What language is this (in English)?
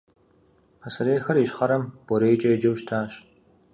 Kabardian